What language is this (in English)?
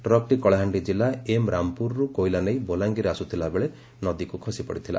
Odia